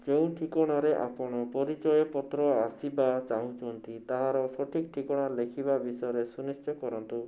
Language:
Odia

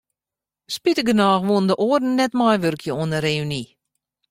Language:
Western Frisian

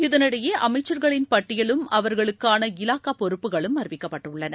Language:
Tamil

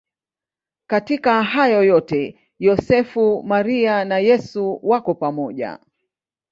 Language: Swahili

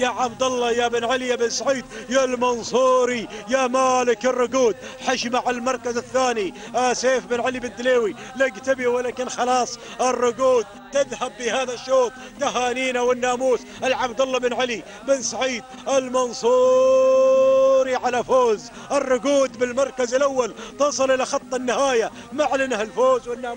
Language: Arabic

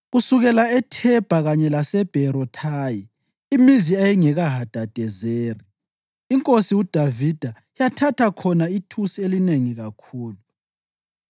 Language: North Ndebele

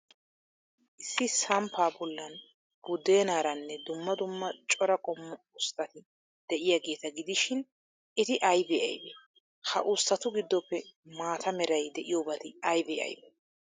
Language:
Wolaytta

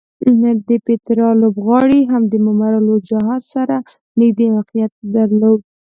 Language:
Pashto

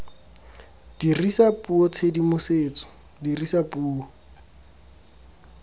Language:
Tswana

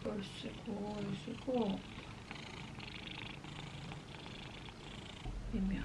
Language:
Korean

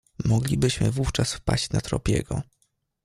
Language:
Polish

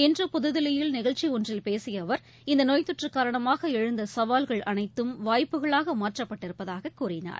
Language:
Tamil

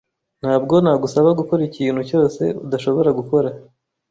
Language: Kinyarwanda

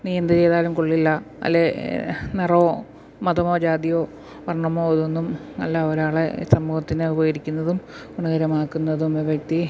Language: Malayalam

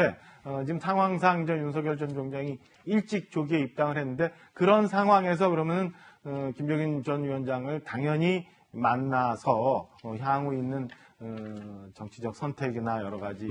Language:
Korean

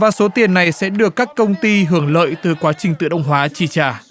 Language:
Vietnamese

